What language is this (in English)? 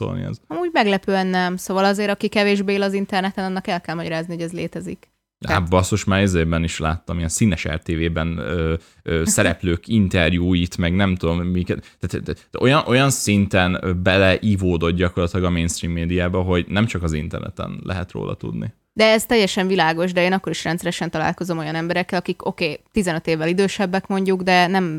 Hungarian